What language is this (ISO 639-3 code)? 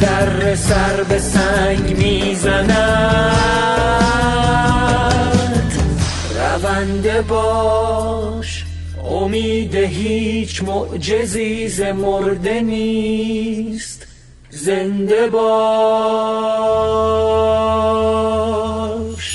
fas